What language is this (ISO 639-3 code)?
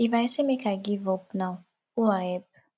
pcm